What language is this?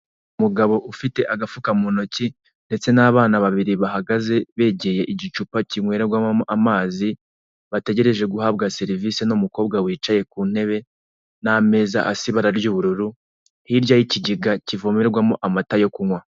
Kinyarwanda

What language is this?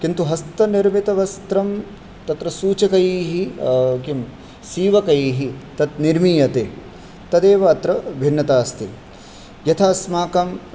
Sanskrit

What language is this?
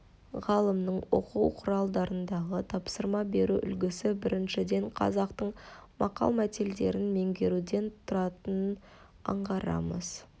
Kazakh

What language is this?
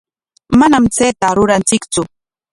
Corongo Ancash Quechua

